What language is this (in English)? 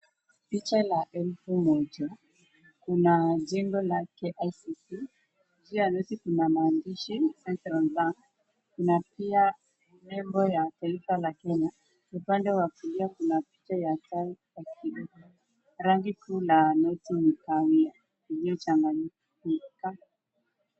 Swahili